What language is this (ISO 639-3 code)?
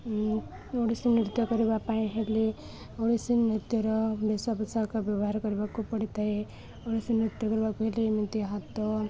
ori